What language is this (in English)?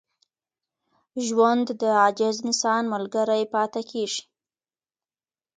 Pashto